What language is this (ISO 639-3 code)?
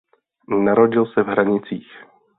ces